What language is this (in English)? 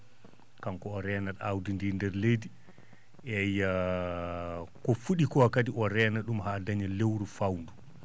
Fula